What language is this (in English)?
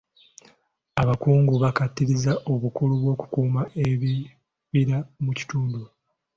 Ganda